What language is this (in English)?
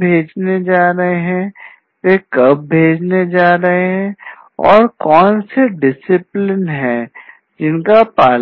Hindi